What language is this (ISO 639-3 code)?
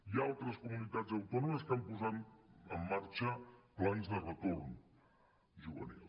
cat